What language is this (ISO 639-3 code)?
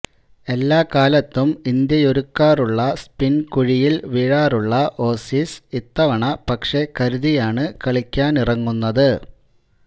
mal